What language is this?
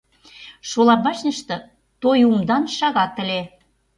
Mari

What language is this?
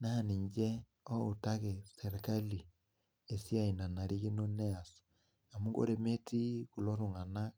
Masai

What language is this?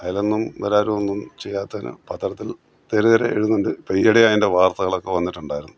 Malayalam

